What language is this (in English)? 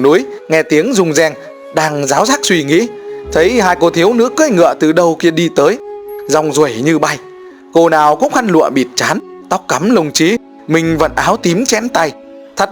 Vietnamese